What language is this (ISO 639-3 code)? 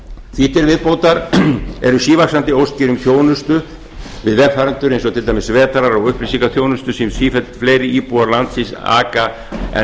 isl